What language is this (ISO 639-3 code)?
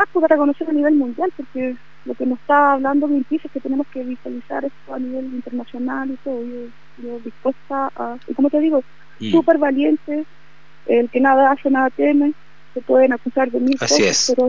spa